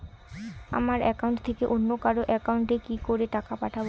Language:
Bangla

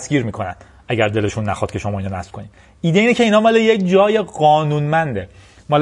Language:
Persian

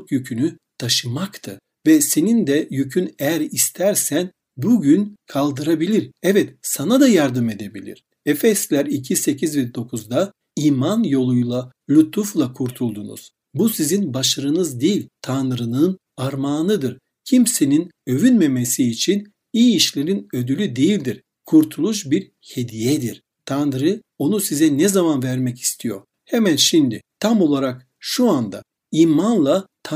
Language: Turkish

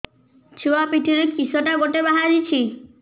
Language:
Odia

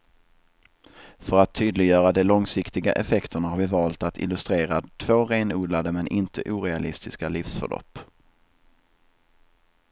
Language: Swedish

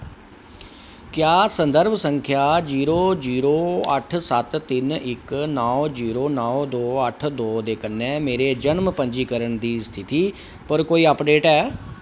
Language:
Dogri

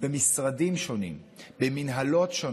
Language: Hebrew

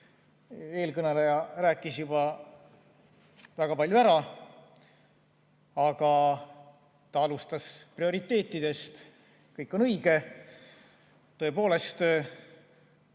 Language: Estonian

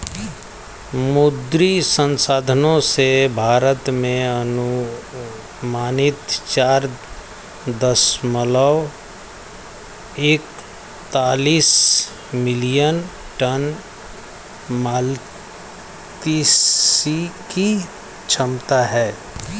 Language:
Hindi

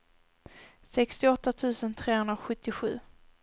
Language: Swedish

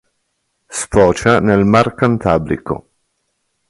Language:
Italian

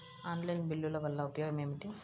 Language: Telugu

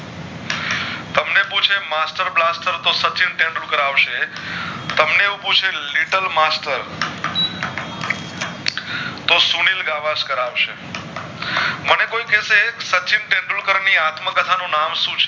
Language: Gujarati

